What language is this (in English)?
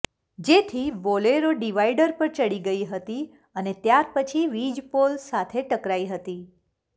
Gujarati